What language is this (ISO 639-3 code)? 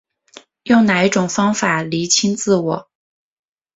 zho